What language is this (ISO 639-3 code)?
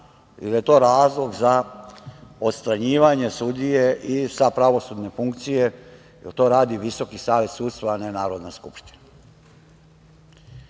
srp